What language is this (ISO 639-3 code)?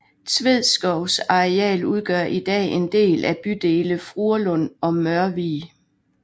dan